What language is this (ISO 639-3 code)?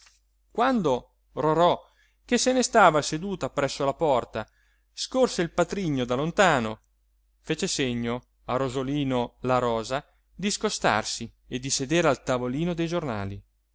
ita